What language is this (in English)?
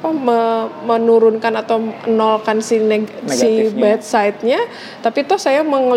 Indonesian